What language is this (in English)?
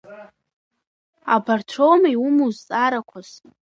Abkhazian